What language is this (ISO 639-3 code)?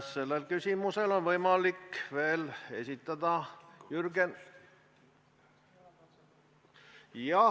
est